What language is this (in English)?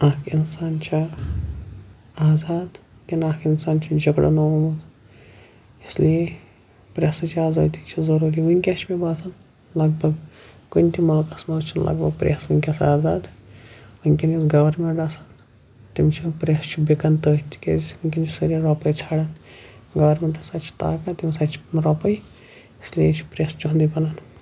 Kashmiri